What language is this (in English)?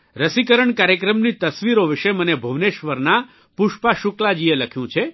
Gujarati